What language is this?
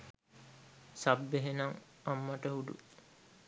Sinhala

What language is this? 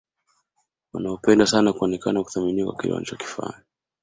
Swahili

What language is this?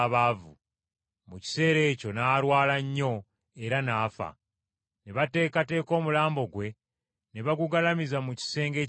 Ganda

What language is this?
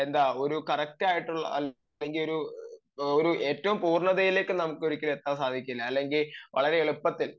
Malayalam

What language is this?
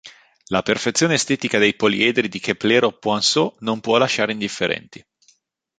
Italian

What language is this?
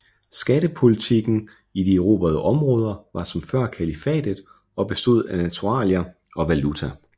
Danish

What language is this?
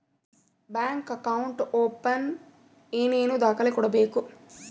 Kannada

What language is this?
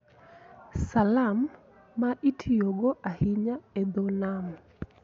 Luo (Kenya and Tanzania)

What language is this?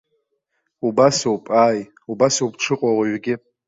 Abkhazian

